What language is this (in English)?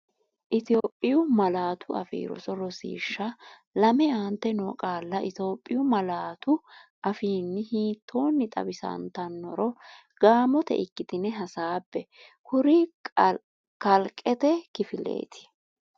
Sidamo